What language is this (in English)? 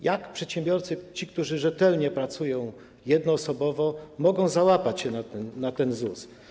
Polish